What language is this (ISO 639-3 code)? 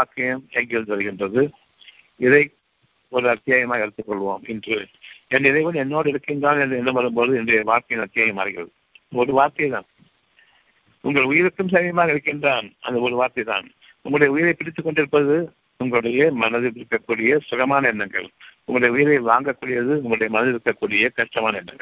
tam